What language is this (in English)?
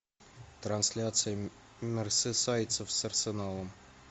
Russian